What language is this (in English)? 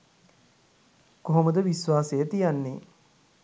Sinhala